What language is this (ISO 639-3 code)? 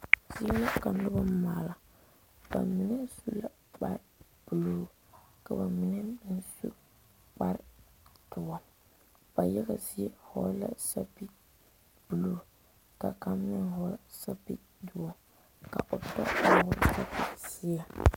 dga